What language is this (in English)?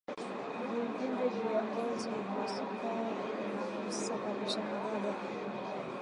Swahili